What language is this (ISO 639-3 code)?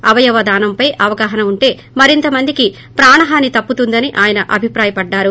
tel